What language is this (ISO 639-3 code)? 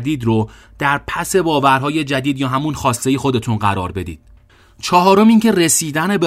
fas